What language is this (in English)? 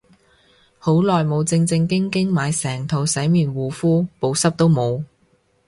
Cantonese